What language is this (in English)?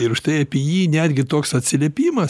Lithuanian